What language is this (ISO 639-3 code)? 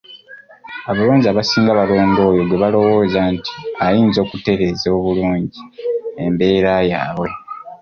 lug